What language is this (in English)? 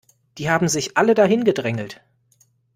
German